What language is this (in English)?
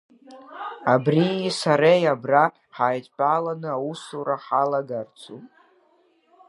Abkhazian